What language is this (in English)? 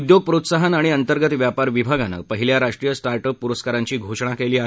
Marathi